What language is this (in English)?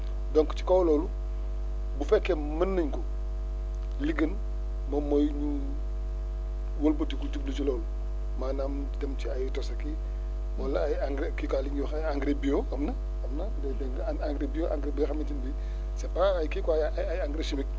Wolof